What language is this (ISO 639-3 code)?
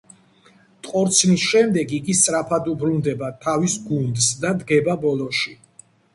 kat